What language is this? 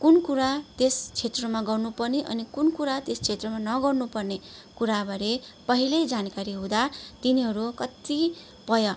Nepali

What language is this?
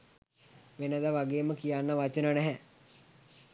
Sinhala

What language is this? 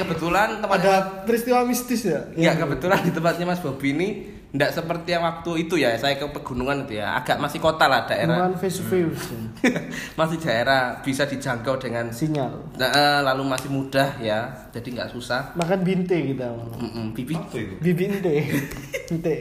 Indonesian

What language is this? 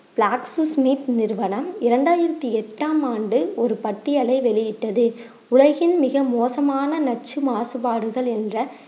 Tamil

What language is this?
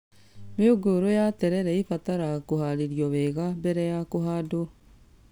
Kikuyu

